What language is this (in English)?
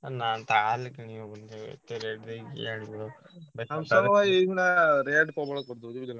Odia